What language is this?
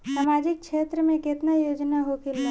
Bhojpuri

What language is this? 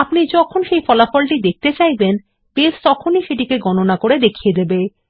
Bangla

